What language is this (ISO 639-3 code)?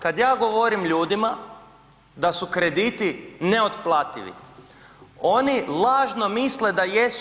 hrv